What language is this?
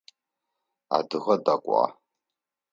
Adyghe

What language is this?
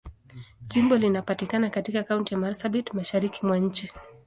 Swahili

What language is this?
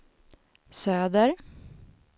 Swedish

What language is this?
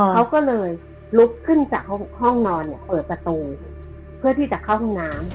Thai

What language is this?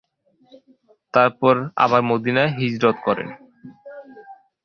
Bangla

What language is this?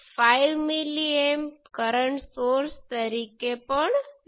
Gujarati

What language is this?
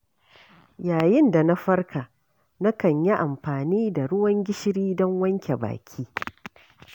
Hausa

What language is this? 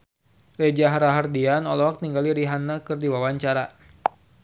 Sundanese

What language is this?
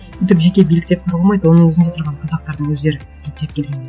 Kazakh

